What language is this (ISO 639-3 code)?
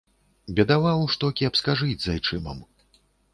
bel